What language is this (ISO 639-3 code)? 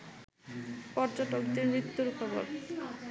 ben